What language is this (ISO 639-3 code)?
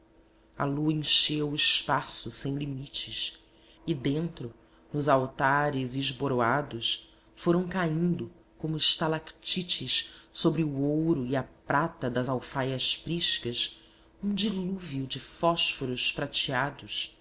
por